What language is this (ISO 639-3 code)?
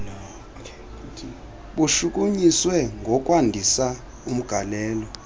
xho